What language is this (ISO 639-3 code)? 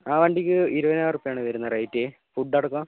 mal